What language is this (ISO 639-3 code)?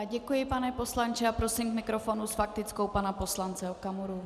ces